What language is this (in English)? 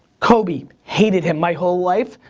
English